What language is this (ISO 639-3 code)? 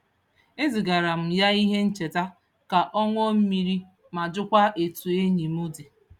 ibo